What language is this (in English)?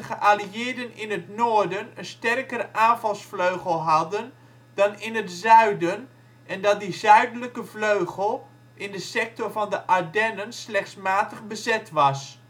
Dutch